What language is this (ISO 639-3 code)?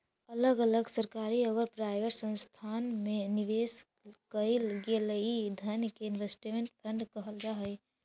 mag